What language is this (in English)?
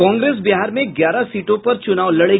Hindi